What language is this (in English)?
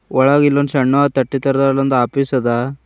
Kannada